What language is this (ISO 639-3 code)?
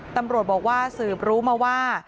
tha